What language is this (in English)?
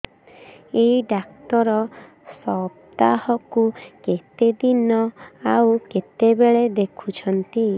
Odia